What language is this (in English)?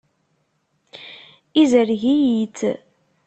Kabyle